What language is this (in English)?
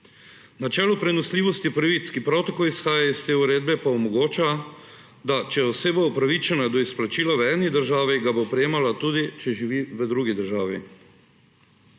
Slovenian